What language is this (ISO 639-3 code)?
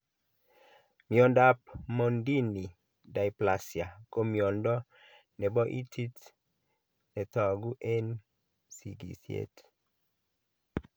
kln